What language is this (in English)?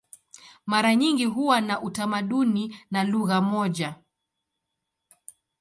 Swahili